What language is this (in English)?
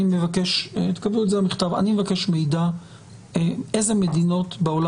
Hebrew